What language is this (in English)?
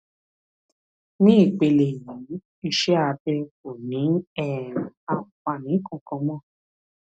Yoruba